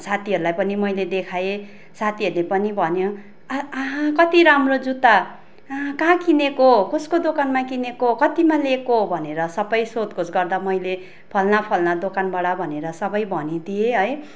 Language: Nepali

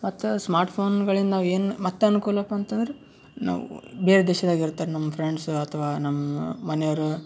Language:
Kannada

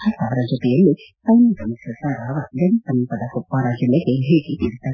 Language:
Kannada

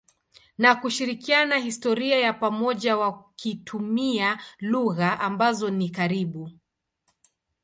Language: Swahili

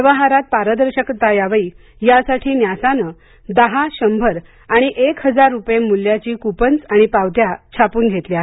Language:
Marathi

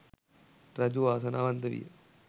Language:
Sinhala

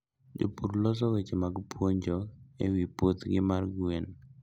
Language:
Luo (Kenya and Tanzania)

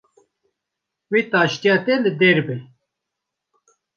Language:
Kurdish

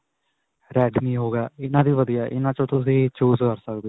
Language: Punjabi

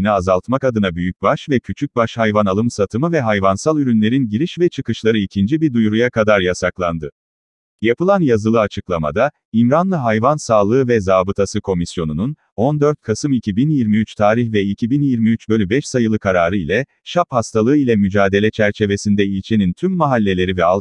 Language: Turkish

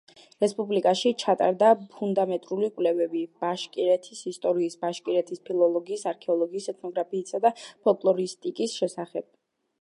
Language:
Georgian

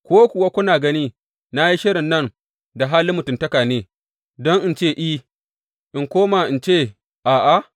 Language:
Hausa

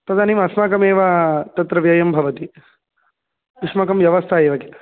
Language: Sanskrit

